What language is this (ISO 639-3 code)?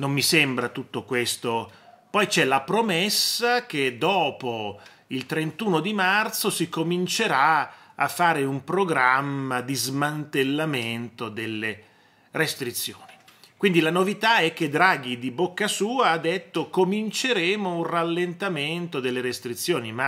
ita